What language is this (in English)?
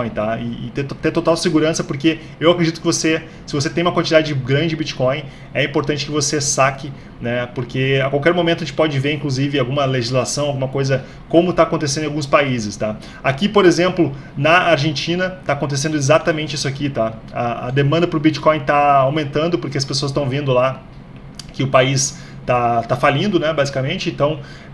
Portuguese